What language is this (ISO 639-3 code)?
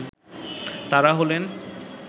ben